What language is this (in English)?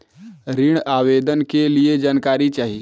Bhojpuri